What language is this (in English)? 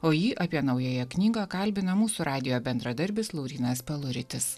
Lithuanian